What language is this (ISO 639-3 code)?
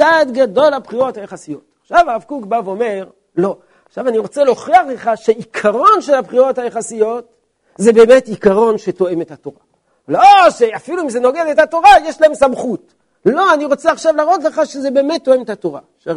heb